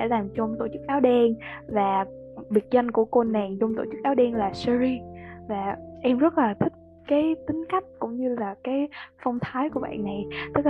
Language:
Vietnamese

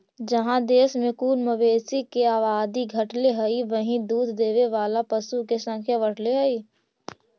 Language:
Magahi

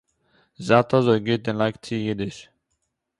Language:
Yiddish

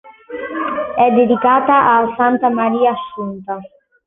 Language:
Italian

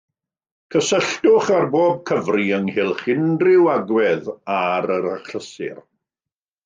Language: Welsh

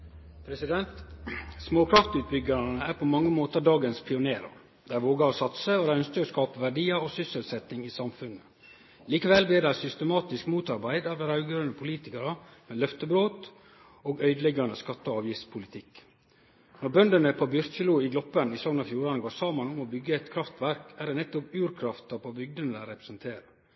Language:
Norwegian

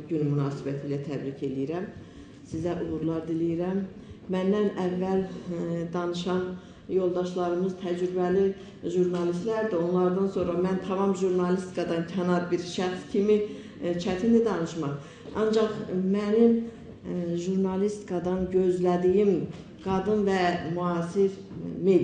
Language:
Turkish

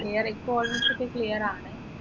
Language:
Malayalam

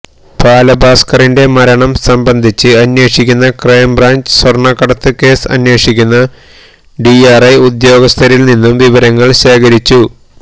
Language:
Malayalam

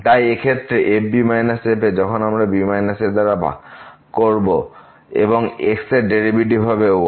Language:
Bangla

